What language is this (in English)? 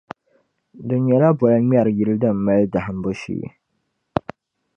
Dagbani